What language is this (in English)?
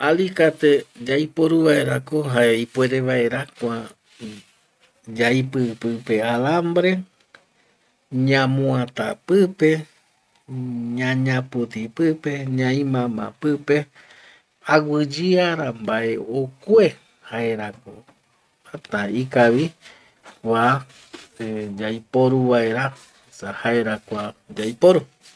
Eastern Bolivian Guaraní